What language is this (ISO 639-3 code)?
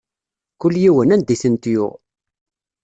kab